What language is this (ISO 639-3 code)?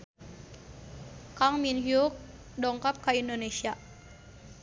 sun